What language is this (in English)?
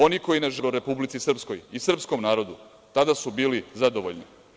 Serbian